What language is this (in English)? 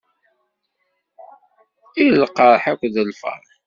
Kabyle